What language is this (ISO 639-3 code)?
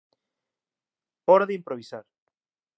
glg